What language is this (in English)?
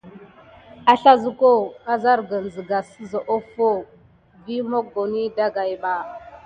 Gidar